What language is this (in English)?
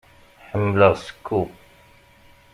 Kabyle